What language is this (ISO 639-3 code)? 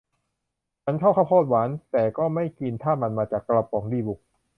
tha